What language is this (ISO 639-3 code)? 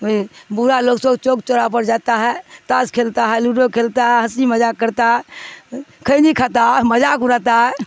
urd